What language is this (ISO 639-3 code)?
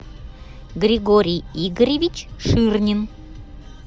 rus